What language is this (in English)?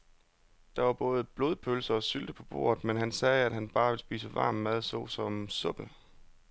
Danish